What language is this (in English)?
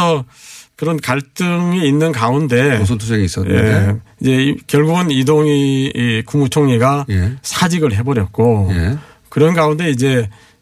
Korean